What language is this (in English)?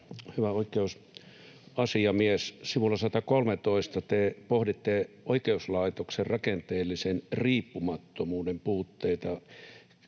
Finnish